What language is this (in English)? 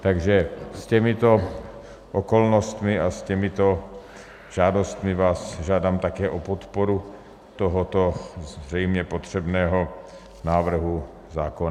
Czech